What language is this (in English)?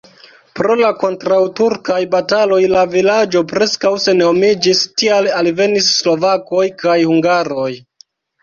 Esperanto